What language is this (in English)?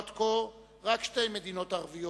Hebrew